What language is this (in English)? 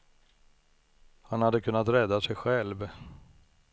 Swedish